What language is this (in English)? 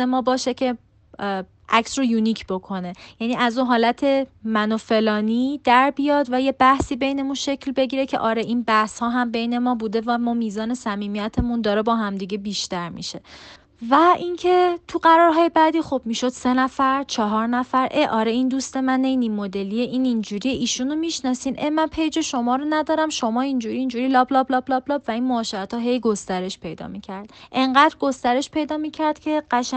Persian